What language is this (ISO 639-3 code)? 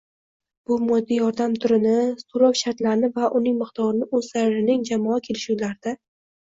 uzb